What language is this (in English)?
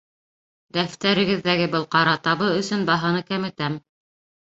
Bashkir